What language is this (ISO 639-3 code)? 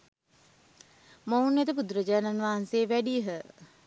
sin